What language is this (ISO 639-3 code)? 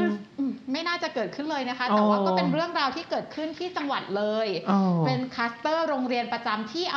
tha